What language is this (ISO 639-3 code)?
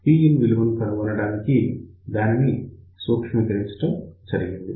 tel